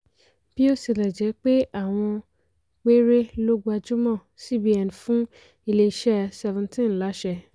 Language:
Yoruba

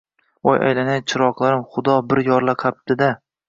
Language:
Uzbek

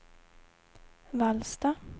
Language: Swedish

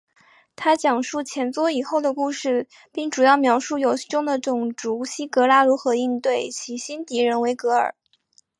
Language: Chinese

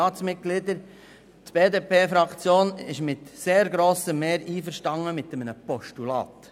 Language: Swiss German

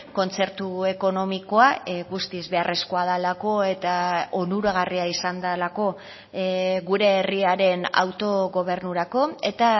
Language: Basque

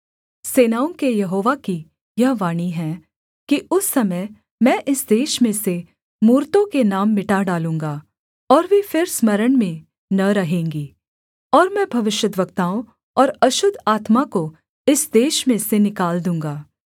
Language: Hindi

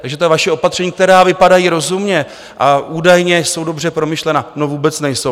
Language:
Czech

